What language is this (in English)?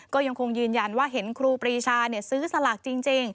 Thai